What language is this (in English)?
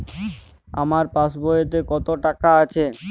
Bangla